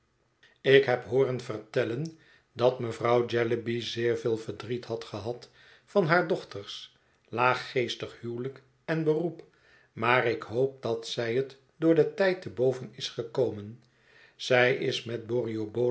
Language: Dutch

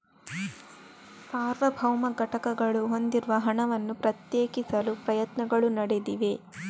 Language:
Kannada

